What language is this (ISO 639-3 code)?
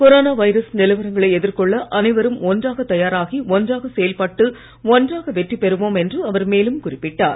tam